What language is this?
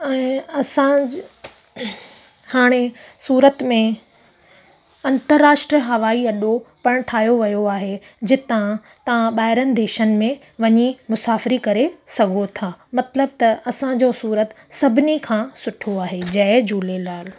Sindhi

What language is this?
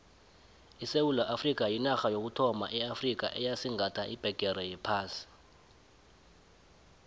South Ndebele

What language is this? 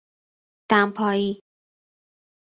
Persian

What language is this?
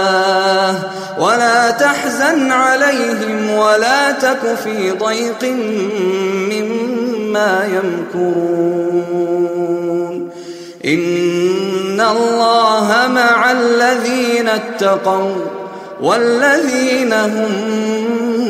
Arabic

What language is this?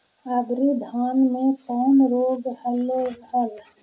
Magahi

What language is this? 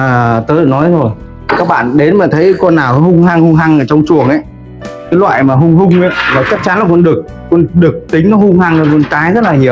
Vietnamese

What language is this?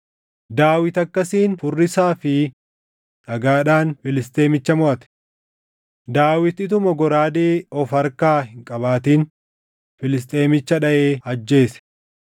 Oromo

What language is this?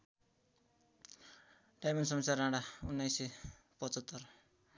Nepali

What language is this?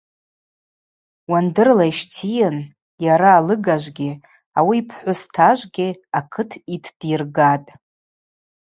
Abaza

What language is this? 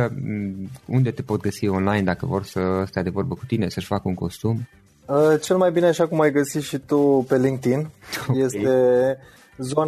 Romanian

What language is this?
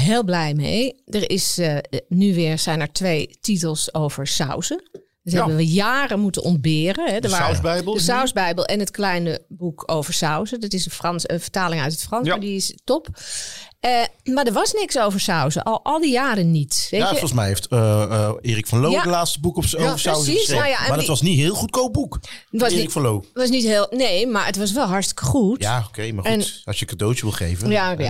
Dutch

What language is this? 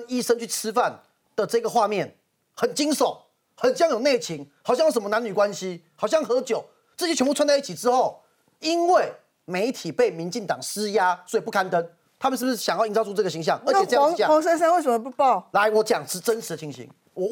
Chinese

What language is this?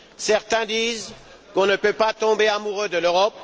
French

